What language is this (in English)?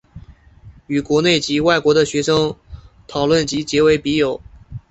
Chinese